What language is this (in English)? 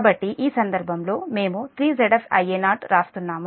Telugu